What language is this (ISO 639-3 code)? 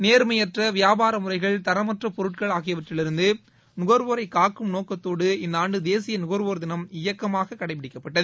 tam